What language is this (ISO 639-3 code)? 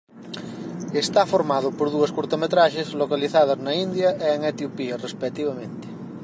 glg